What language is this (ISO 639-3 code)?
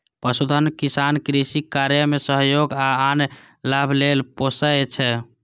mai